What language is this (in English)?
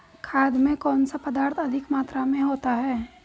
Hindi